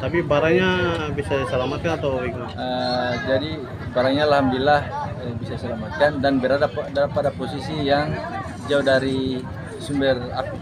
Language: Indonesian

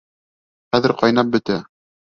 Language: Bashkir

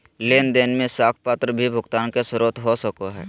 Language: Magahi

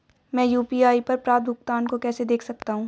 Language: Hindi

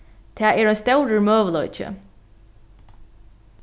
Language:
Faroese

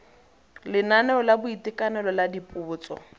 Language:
Tswana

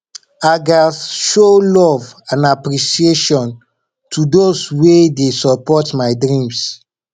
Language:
Nigerian Pidgin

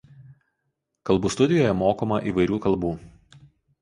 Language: Lithuanian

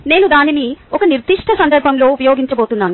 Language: Telugu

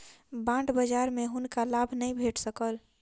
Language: Maithili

